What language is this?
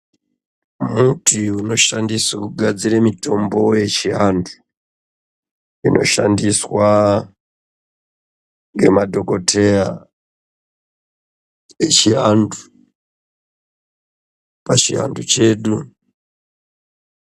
Ndau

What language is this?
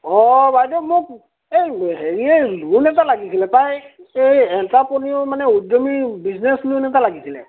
Assamese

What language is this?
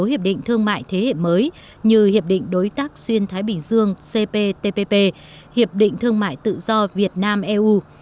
Vietnamese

